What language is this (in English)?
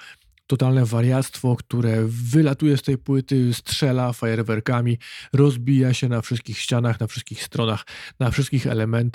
Polish